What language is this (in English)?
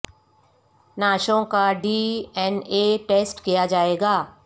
Urdu